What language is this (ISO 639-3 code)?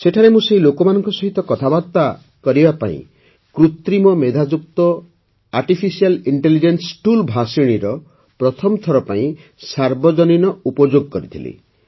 ori